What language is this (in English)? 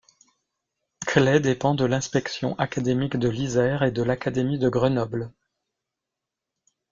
French